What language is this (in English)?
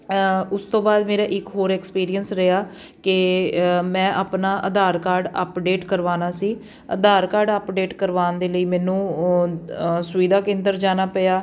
Punjabi